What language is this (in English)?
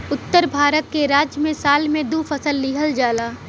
Bhojpuri